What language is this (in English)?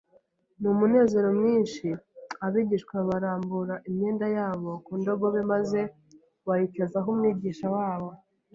Kinyarwanda